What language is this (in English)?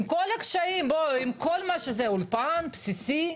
Hebrew